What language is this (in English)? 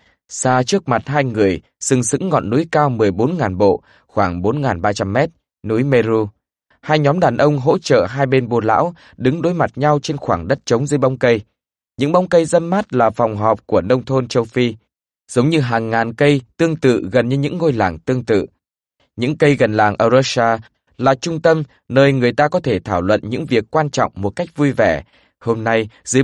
Vietnamese